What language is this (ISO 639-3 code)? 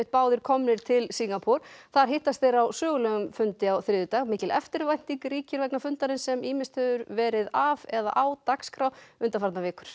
isl